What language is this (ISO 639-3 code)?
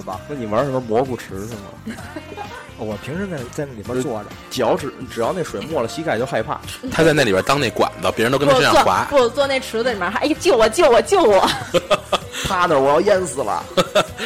zho